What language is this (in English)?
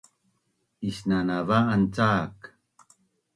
Bunun